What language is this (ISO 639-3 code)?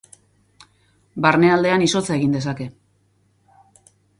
eus